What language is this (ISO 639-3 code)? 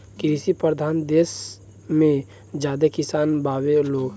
bho